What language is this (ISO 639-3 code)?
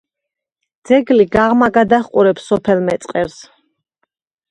kat